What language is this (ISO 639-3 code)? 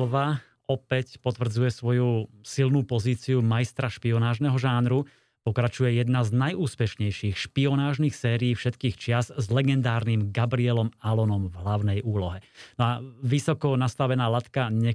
slk